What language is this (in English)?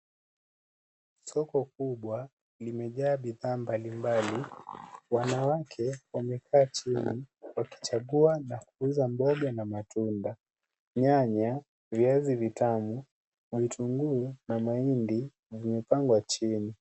Swahili